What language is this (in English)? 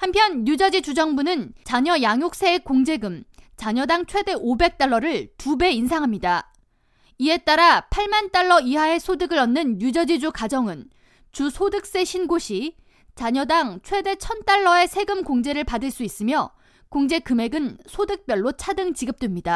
Korean